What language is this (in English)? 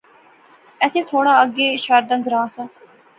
Pahari-Potwari